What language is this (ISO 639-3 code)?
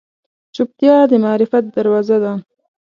pus